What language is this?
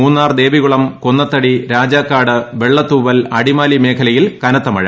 Malayalam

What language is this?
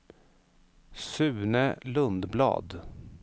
Swedish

